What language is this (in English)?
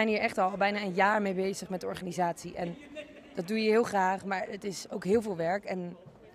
Dutch